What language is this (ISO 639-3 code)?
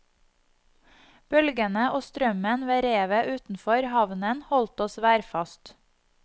nor